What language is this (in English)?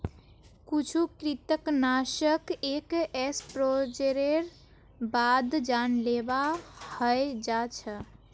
Magahi